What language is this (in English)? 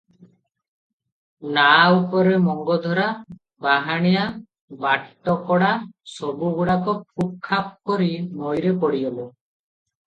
Odia